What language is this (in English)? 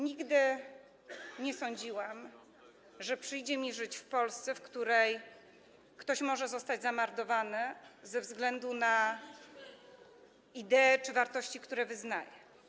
Polish